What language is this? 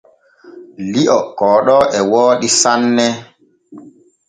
Borgu Fulfulde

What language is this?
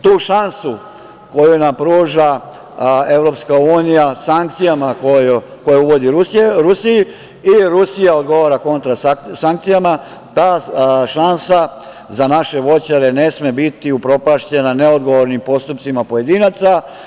Serbian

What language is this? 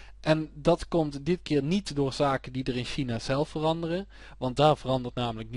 Dutch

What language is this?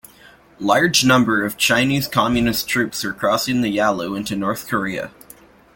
English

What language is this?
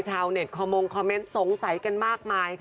Thai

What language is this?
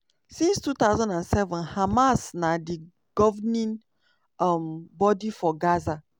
Nigerian Pidgin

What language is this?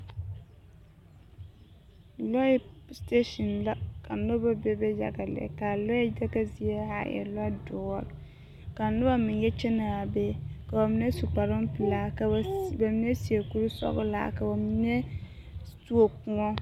Southern Dagaare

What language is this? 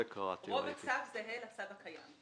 Hebrew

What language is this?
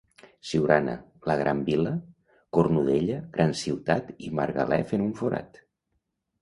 Catalan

